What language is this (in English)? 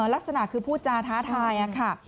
Thai